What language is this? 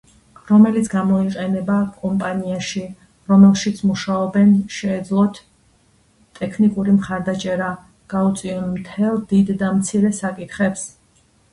Georgian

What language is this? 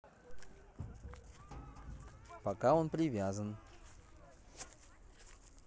Russian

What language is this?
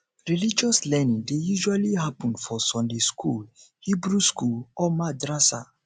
Nigerian Pidgin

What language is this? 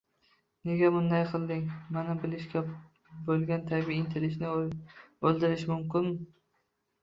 Uzbek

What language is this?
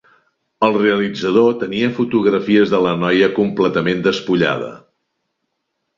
Catalan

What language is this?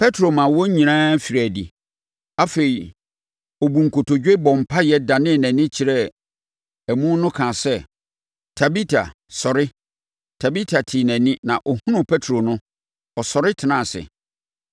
Akan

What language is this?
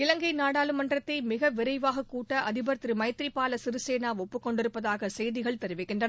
Tamil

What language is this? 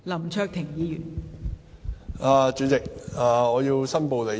Cantonese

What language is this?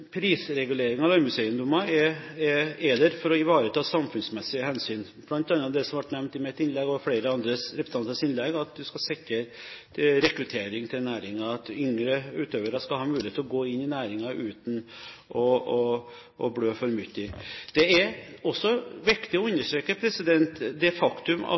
Norwegian Bokmål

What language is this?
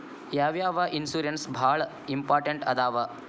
Kannada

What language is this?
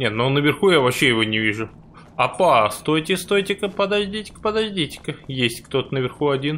Russian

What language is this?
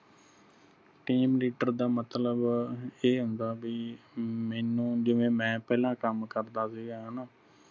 Punjabi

